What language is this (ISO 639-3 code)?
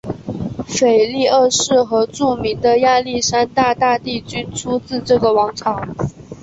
zho